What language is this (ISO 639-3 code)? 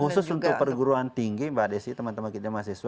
ind